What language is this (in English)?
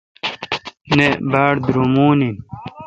Kalkoti